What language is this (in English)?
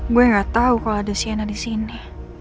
Indonesian